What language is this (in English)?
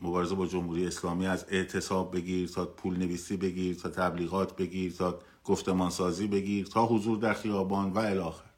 Persian